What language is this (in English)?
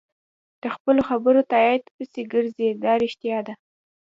Pashto